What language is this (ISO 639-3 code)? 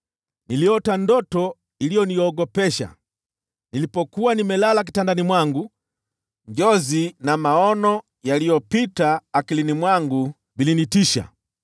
swa